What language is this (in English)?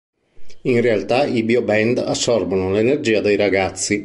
Italian